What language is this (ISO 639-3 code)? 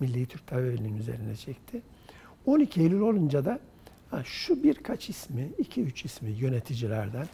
tur